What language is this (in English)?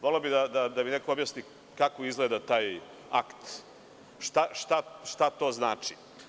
Serbian